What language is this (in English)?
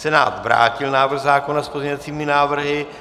Czech